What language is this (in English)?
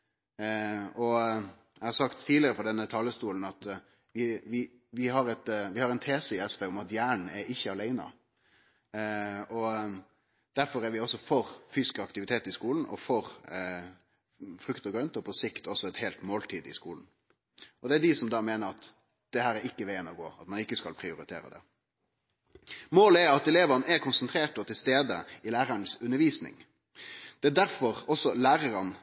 Norwegian Nynorsk